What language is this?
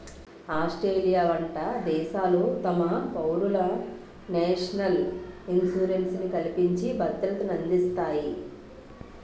Telugu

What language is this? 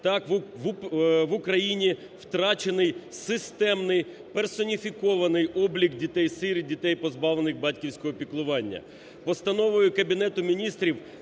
Ukrainian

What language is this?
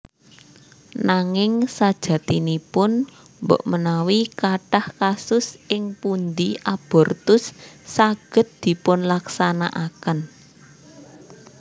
Javanese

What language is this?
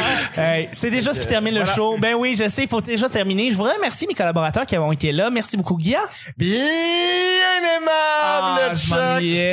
French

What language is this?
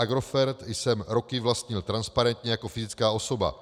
Czech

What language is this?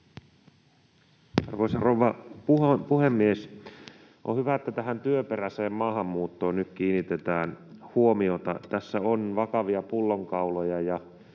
Finnish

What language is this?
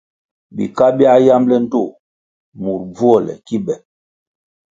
Kwasio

